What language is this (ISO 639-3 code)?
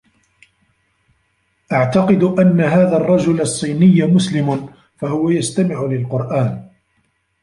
ara